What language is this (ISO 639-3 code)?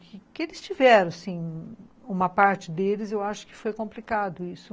por